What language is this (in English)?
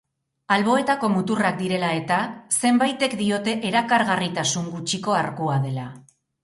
Basque